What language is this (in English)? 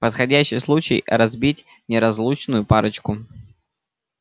Russian